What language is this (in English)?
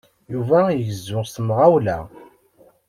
Kabyle